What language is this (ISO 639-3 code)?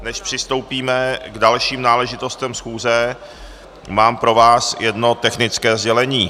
ces